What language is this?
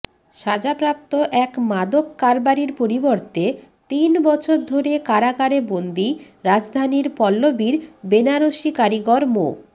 Bangla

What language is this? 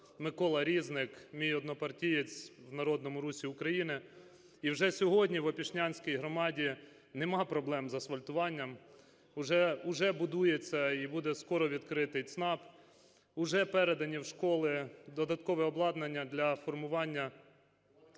Ukrainian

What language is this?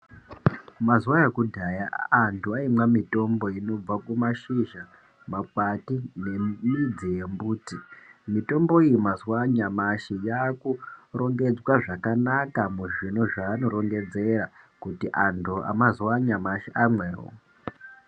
Ndau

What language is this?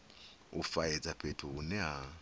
Venda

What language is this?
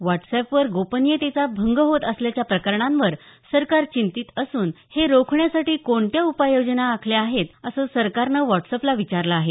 Marathi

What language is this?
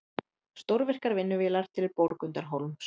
Icelandic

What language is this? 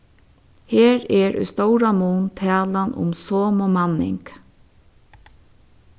Faroese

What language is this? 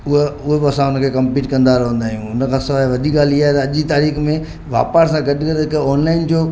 Sindhi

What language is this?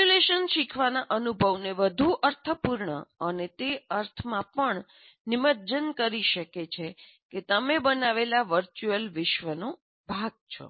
Gujarati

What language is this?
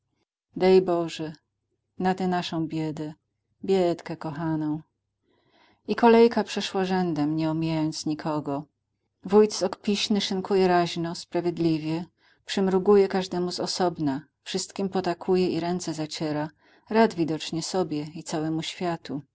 Polish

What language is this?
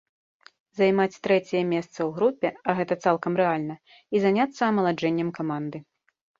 Belarusian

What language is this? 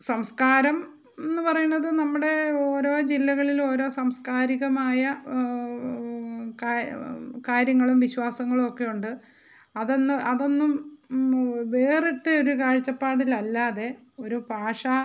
Malayalam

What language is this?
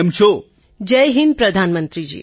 Gujarati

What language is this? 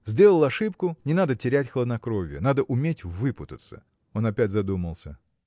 Russian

